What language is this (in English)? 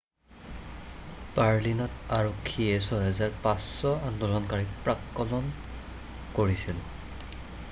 Assamese